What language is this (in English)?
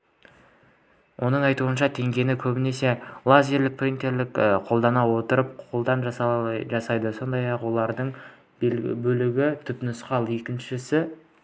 Kazakh